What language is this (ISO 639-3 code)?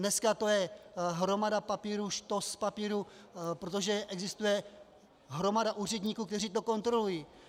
ces